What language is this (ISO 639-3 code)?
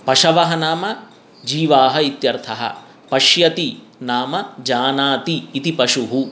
san